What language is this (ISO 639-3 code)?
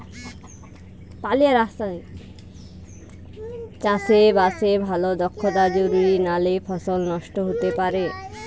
ben